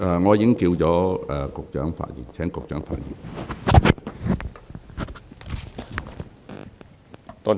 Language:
Cantonese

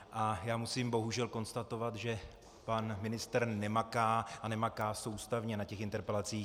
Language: Czech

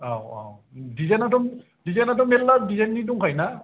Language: Bodo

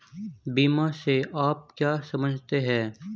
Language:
Hindi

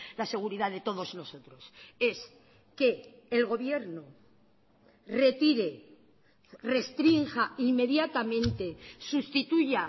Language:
Spanish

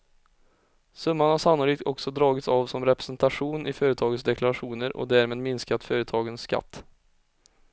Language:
Swedish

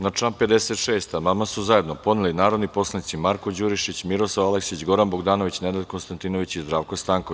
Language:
Serbian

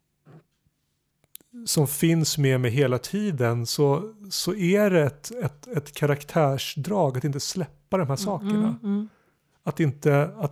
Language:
Swedish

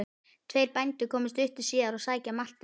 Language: Icelandic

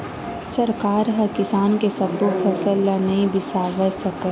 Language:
Chhattisgarhi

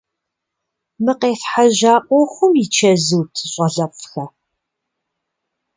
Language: Kabardian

